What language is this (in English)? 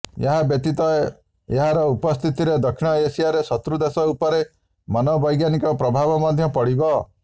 Odia